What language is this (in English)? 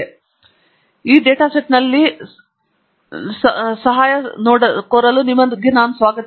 Kannada